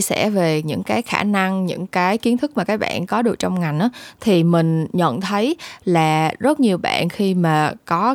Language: Vietnamese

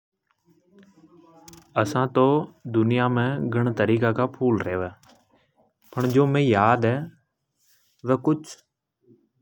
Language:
Hadothi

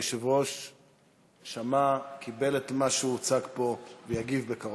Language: Hebrew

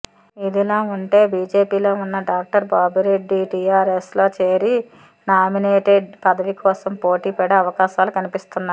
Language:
Telugu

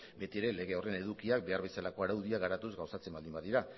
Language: Basque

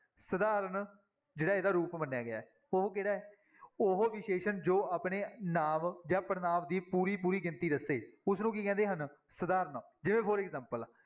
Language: Punjabi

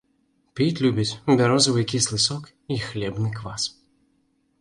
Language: Belarusian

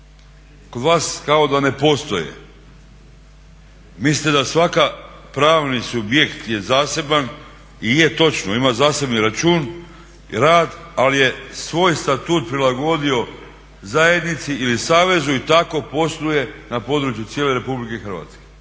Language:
Croatian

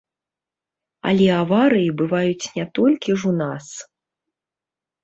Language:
Belarusian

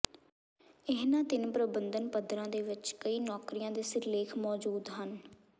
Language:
Punjabi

